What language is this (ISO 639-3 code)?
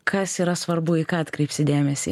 lit